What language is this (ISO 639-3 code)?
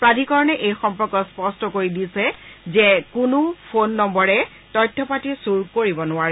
asm